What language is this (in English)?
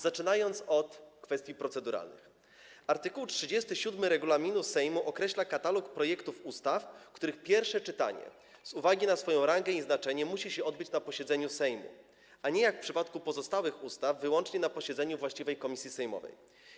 Polish